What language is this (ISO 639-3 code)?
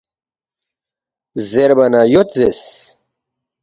bft